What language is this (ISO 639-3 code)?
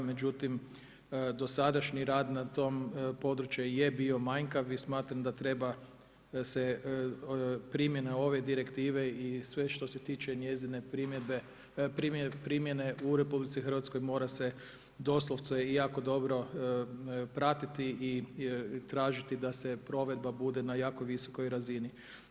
hrv